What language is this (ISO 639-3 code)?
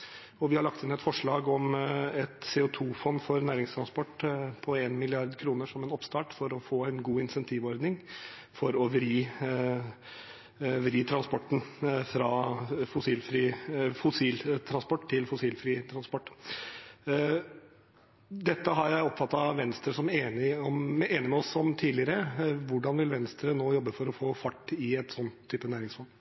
nob